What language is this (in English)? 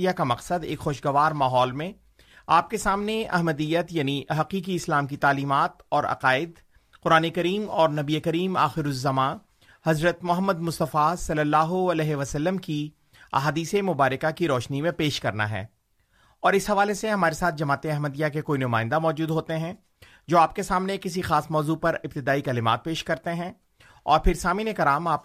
Urdu